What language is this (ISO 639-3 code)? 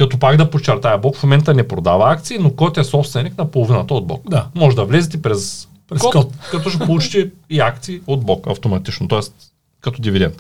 bul